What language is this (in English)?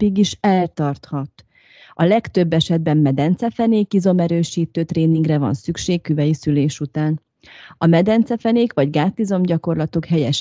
Hungarian